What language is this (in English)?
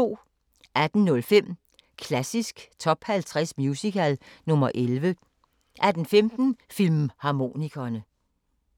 Danish